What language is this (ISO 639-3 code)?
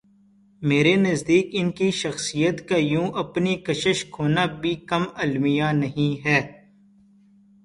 urd